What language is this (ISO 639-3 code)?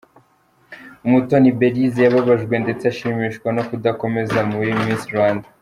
kin